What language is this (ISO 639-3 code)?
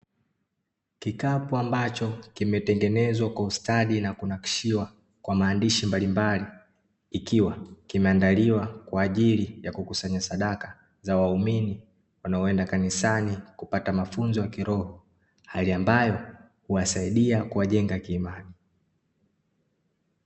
swa